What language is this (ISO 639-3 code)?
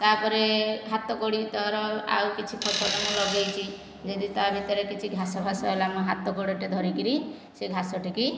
ori